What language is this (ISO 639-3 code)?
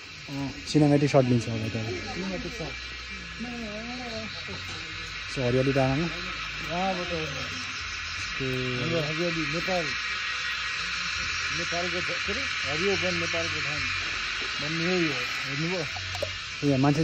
tur